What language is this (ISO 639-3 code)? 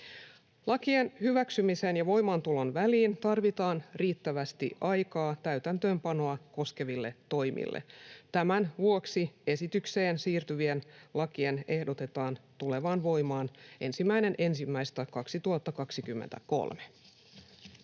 fin